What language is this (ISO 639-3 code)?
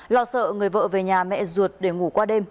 vie